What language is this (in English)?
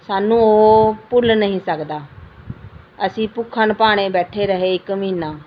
Punjabi